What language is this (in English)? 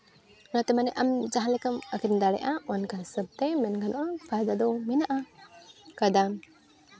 Santali